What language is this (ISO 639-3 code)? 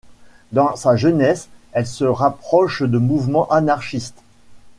fra